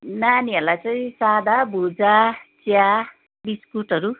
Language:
Nepali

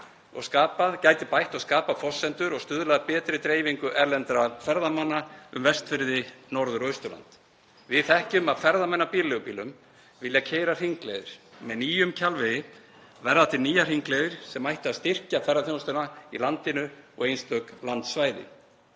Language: Icelandic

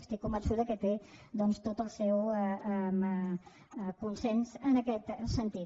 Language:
Catalan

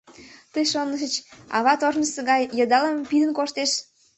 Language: Mari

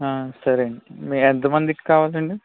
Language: Telugu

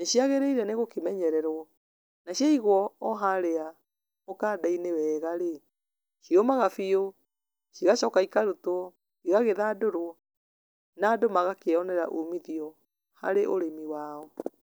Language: Kikuyu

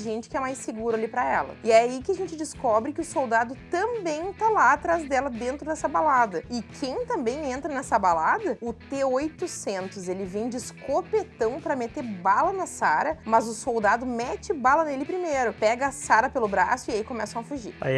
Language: Portuguese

